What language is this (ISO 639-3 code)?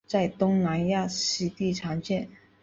zho